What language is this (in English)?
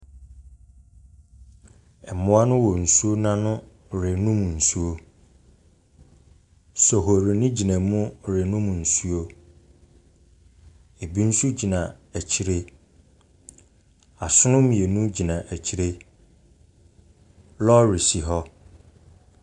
Akan